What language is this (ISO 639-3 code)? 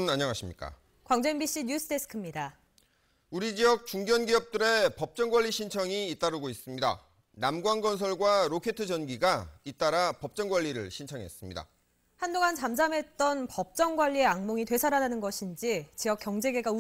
kor